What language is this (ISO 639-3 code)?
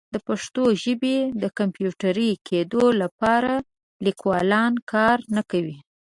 pus